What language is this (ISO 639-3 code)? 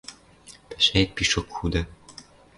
mrj